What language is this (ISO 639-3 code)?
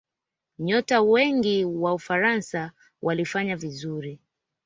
swa